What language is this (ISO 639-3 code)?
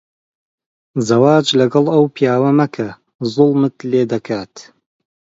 ckb